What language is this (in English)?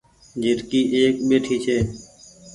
Goaria